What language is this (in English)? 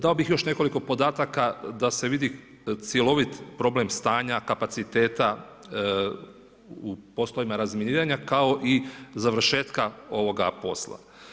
Croatian